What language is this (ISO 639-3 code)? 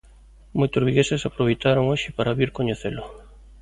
glg